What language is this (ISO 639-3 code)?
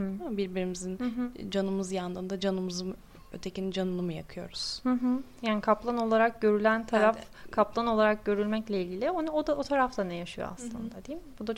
tur